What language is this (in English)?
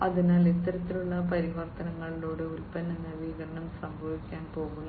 Malayalam